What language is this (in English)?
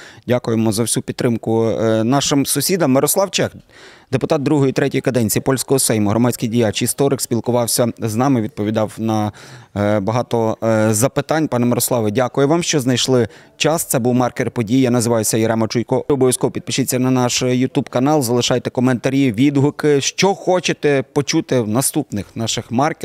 Ukrainian